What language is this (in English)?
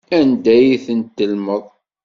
Kabyle